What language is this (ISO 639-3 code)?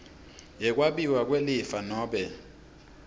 ssw